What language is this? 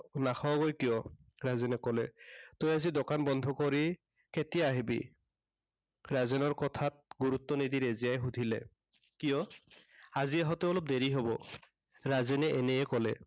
Assamese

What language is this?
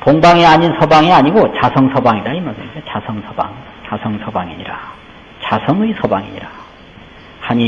Korean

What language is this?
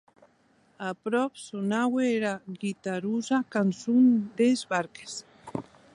Occitan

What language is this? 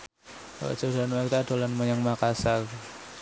Javanese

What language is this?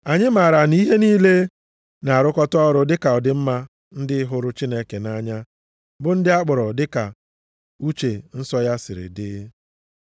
Igbo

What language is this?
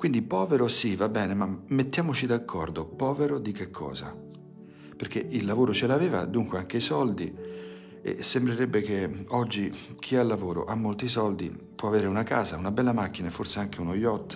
Italian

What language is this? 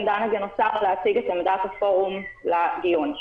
Hebrew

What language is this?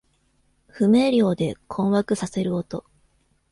Japanese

